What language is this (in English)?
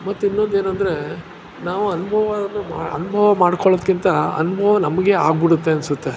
Kannada